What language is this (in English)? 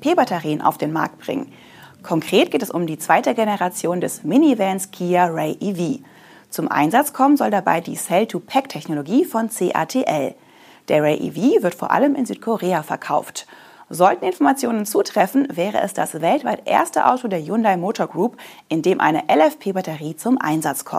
German